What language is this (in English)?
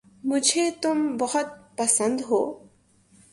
Urdu